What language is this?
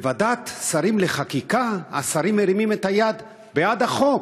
Hebrew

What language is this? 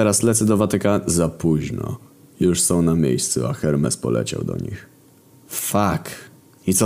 Polish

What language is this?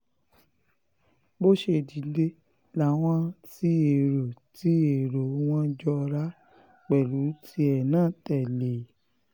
Yoruba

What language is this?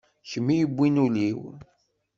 Kabyle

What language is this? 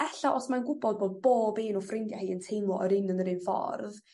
Welsh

